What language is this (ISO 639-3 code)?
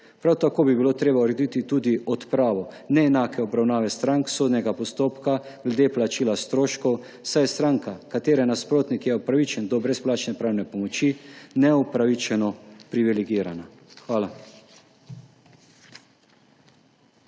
slv